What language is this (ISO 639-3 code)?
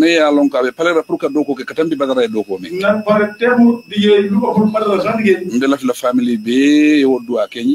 ara